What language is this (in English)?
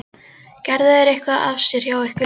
Icelandic